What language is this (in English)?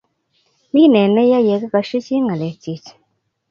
Kalenjin